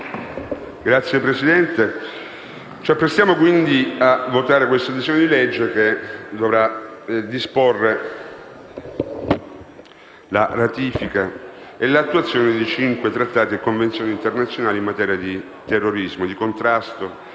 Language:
Italian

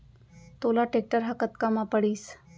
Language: Chhattisgarhi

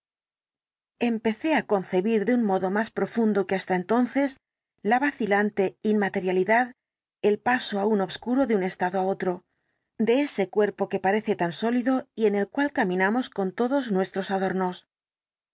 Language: Spanish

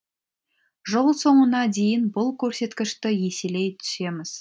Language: Kazakh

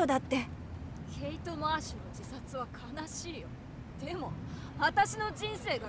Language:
Japanese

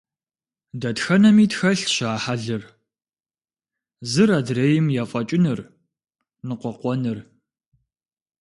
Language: Kabardian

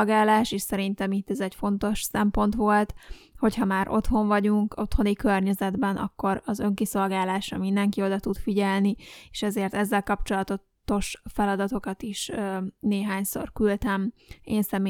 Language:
Hungarian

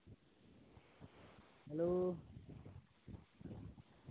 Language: Santali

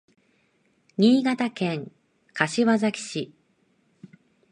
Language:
Japanese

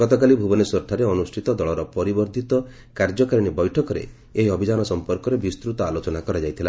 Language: Odia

